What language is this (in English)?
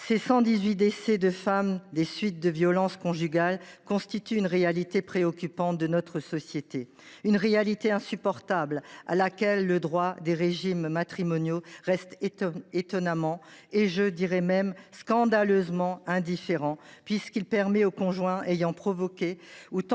French